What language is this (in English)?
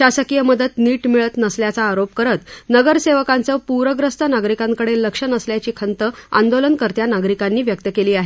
Marathi